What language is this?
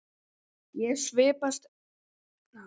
Icelandic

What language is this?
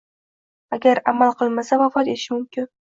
Uzbek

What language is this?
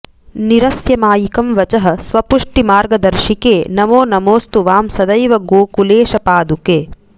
Sanskrit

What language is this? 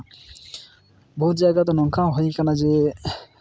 Santali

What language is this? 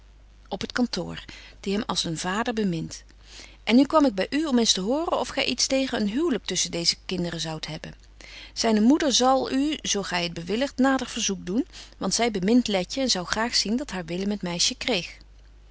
Dutch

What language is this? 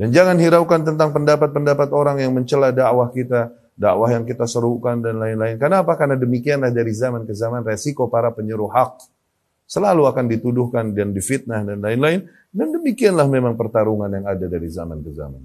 Indonesian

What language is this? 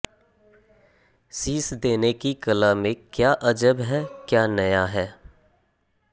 Hindi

